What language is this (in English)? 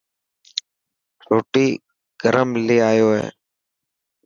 Dhatki